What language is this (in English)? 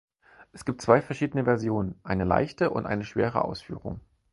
German